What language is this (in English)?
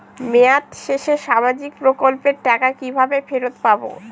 Bangla